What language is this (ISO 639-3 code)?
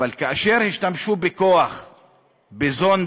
heb